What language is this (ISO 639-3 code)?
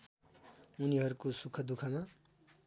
nep